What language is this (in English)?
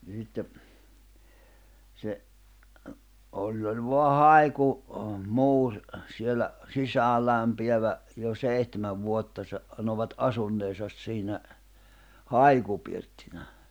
Finnish